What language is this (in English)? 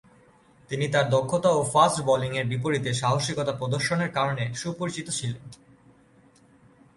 Bangla